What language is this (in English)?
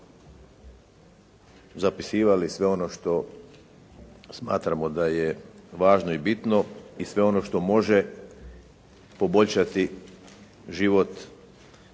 Croatian